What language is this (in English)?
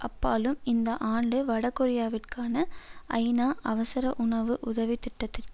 Tamil